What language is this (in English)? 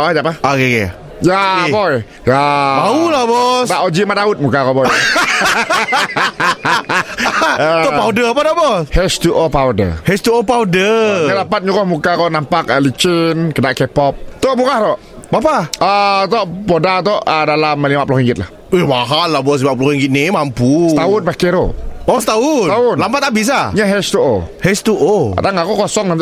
Malay